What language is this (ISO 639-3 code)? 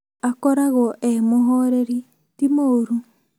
kik